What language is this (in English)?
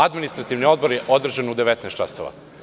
Serbian